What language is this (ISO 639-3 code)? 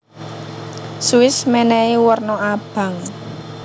jav